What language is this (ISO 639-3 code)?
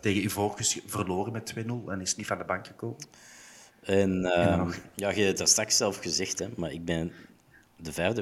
nld